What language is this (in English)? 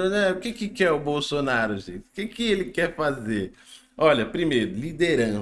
Portuguese